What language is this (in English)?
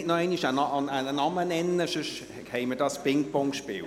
Swiss German